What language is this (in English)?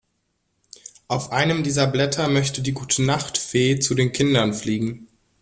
German